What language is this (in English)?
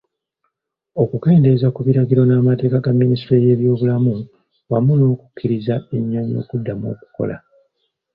Ganda